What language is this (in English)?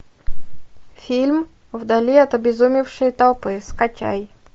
Russian